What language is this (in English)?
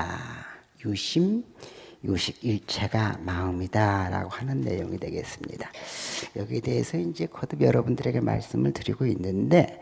Korean